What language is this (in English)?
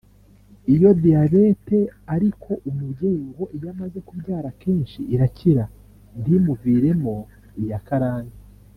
Kinyarwanda